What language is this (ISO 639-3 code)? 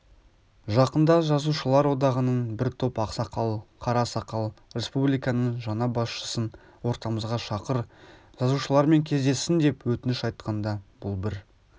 kaz